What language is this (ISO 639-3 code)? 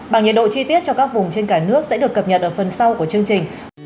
vie